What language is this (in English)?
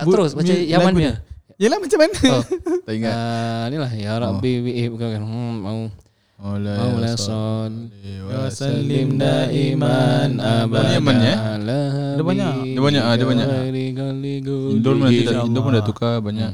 Malay